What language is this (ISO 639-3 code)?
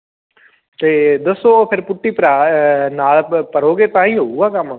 pan